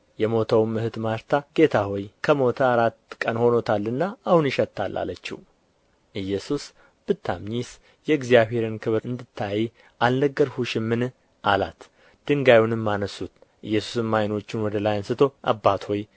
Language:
Amharic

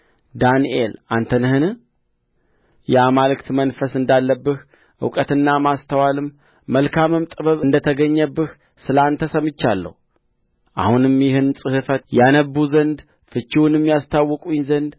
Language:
Amharic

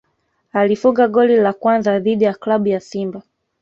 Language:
Swahili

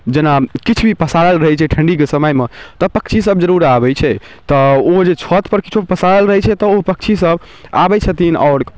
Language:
Maithili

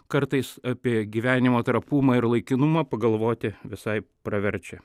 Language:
Lithuanian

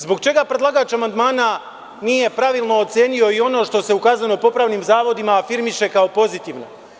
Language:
Serbian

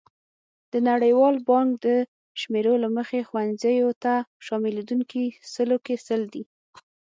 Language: Pashto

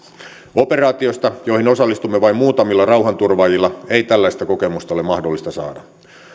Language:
Finnish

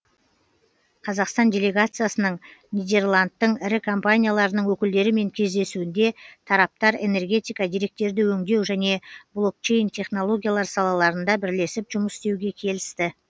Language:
Kazakh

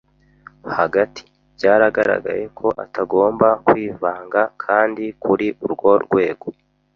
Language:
Kinyarwanda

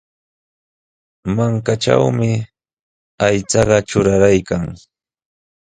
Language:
Sihuas Ancash Quechua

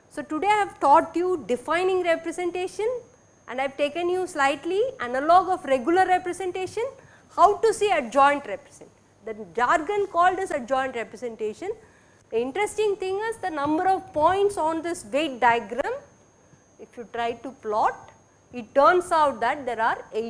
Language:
English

